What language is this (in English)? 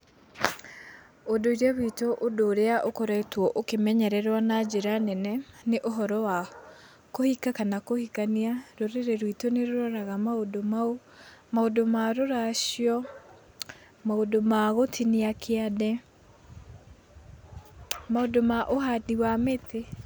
Kikuyu